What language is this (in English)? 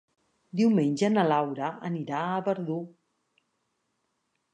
Catalan